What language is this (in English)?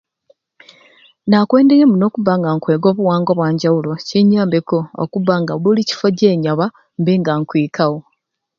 Ruuli